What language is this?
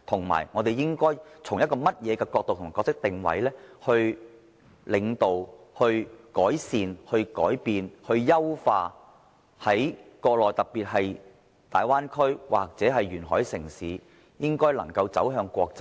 Cantonese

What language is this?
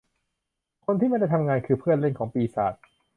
Thai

